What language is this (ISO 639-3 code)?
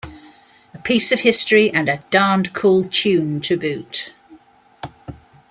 eng